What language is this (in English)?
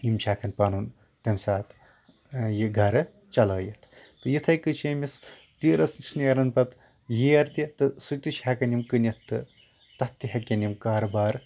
Kashmiri